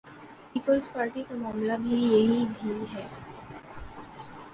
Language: Urdu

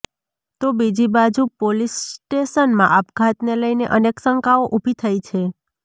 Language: Gujarati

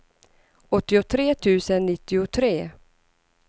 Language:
Swedish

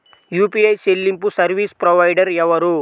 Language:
Telugu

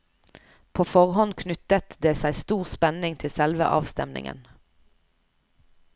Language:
Norwegian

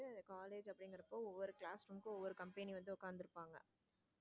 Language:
Tamil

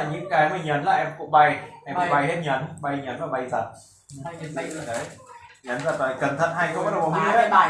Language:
Vietnamese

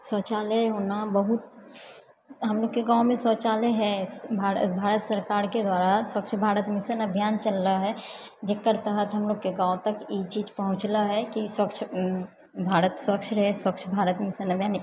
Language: Maithili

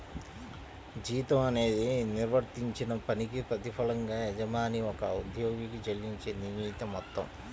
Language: Telugu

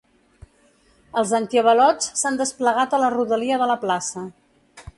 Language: Catalan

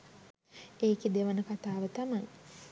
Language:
Sinhala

